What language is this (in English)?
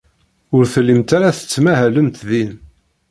Kabyle